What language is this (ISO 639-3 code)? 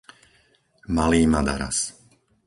slk